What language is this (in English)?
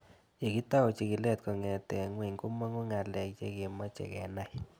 Kalenjin